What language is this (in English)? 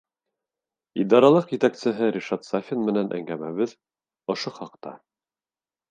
Bashkir